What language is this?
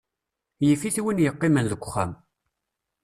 Kabyle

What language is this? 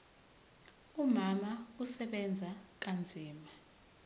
Zulu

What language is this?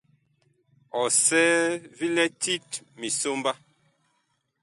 Bakoko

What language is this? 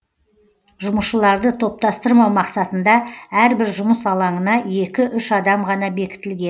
Kazakh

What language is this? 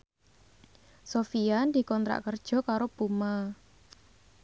Javanese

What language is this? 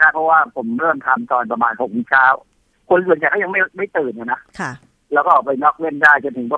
Thai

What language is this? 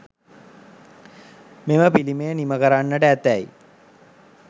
Sinhala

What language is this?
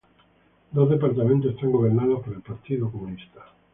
Spanish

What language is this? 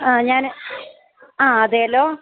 Malayalam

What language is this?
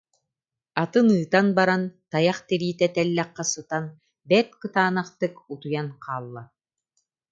Yakut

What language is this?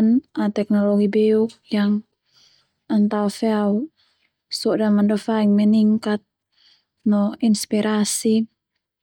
Termanu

